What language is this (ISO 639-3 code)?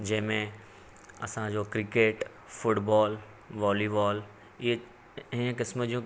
snd